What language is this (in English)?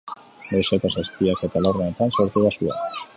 Basque